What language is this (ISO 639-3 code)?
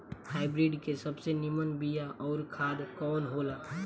bho